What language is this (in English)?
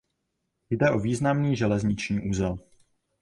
Czech